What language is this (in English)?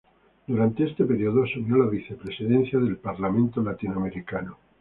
Spanish